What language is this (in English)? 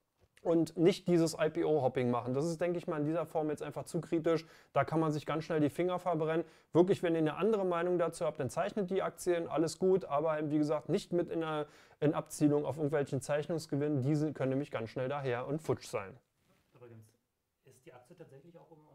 German